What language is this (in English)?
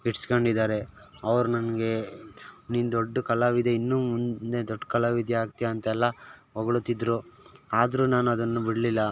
Kannada